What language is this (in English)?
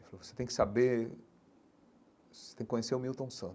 Portuguese